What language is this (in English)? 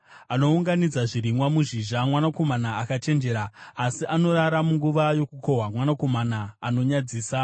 Shona